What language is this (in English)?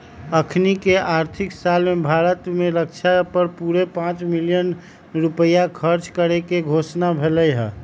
Magahi